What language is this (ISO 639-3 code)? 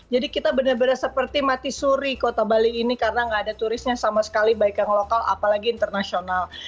ind